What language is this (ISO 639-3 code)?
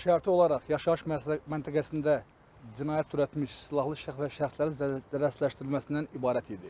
tur